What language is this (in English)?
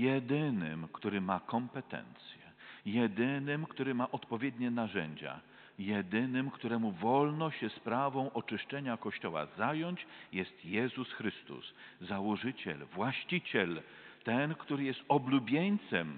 Polish